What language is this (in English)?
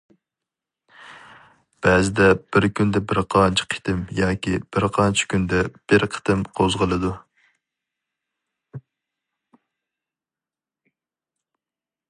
Uyghur